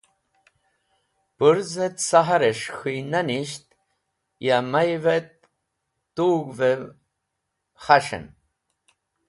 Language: Wakhi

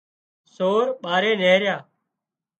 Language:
Wadiyara Koli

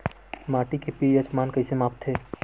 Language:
Chhattisgarhi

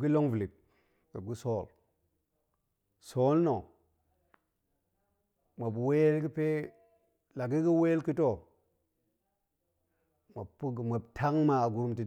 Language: Goemai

